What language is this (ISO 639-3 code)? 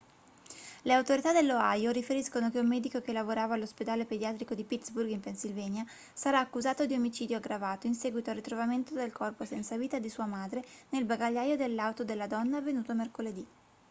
ita